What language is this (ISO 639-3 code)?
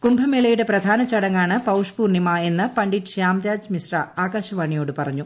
mal